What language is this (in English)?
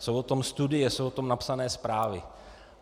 Czech